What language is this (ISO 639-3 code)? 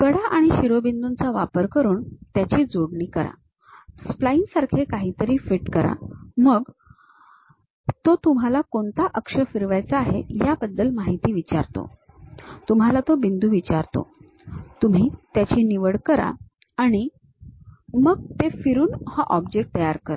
mar